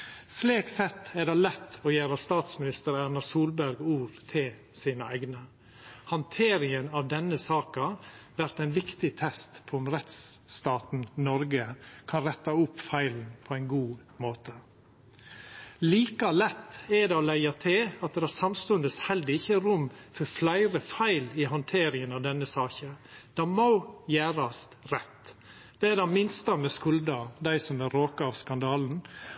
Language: Norwegian Nynorsk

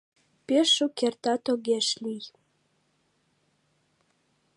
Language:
Mari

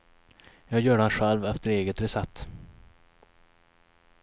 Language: Swedish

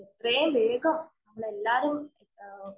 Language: Malayalam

